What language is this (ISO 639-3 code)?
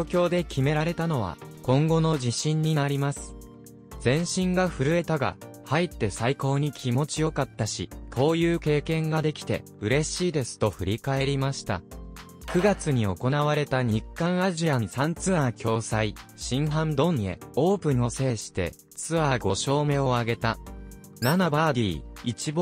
jpn